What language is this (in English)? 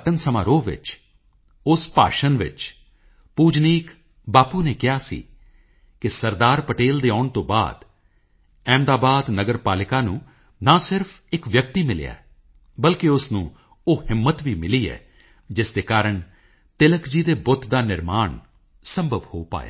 Punjabi